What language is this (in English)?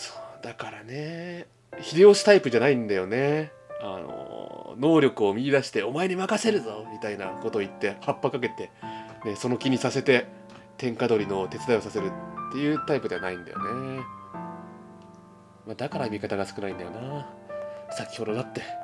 Japanese